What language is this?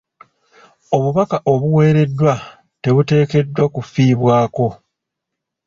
Ganda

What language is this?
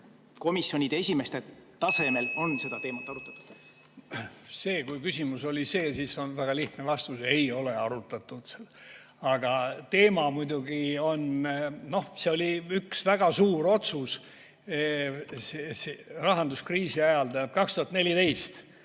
Estonian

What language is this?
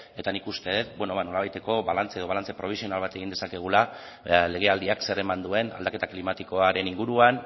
Basque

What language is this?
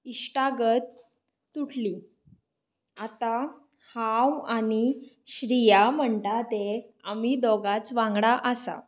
Konkani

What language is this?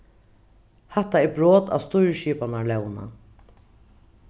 Faroese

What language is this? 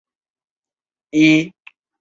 Chinese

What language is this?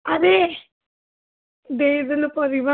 Odia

